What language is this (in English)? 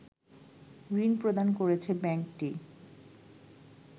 Bangla